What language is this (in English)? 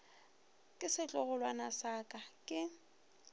Northern Sotho